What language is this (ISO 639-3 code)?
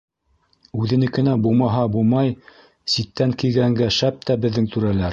bak